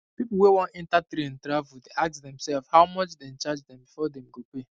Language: Nigerian Pidgin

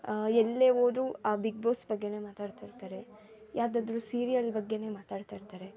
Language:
Kannada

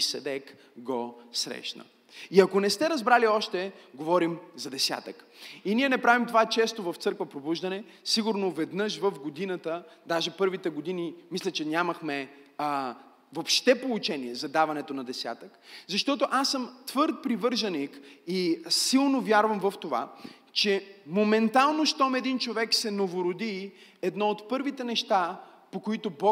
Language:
Bulgarian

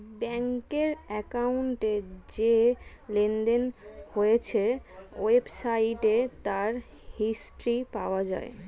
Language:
Bangla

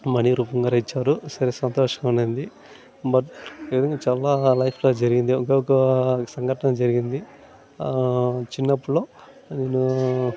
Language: Telugu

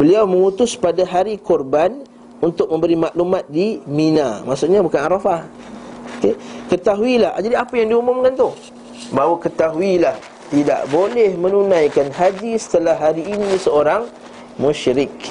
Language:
Malay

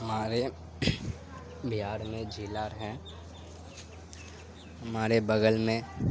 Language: Urdu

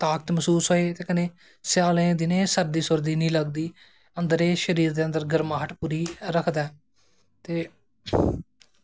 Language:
Dogri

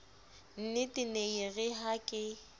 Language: Southern Sotho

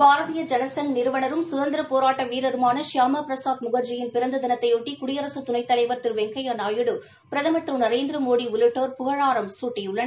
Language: Tamil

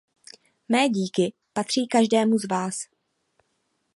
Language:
Czech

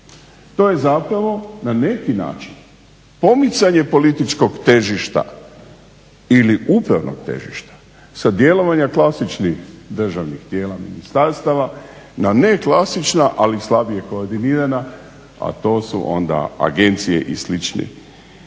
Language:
Croatian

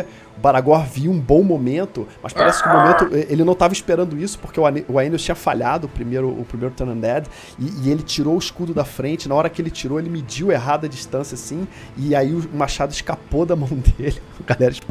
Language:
Portuguese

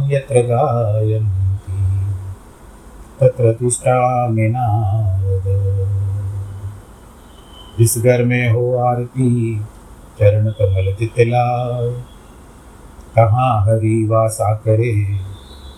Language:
Hindi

